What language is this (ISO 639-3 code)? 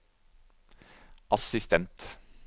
nor